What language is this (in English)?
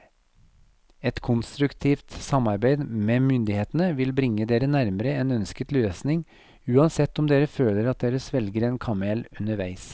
Norwegian